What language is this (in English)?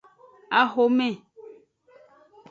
Aja (Benin)